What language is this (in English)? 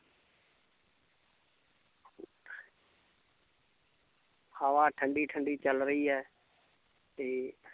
Punjabi